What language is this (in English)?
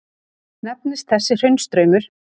Icelandic